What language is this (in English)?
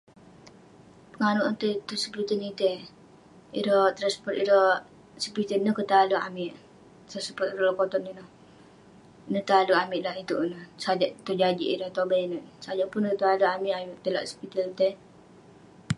Western Penan